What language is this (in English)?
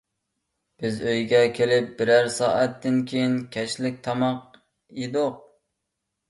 Uyghur